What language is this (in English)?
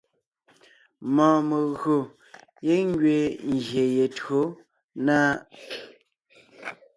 Ngiemboon